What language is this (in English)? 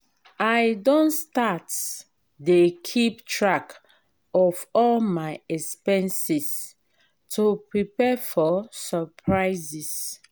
Nigerian Pidgin